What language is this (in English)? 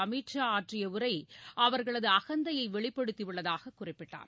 Tamil